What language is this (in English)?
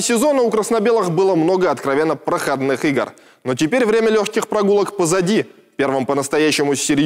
Russian